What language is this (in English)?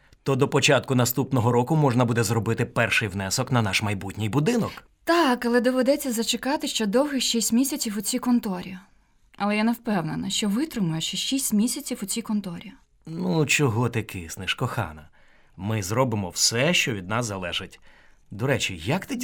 Ukrainian